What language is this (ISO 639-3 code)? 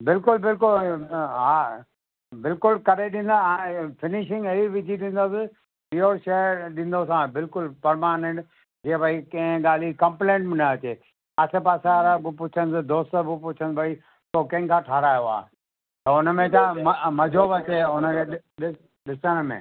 snd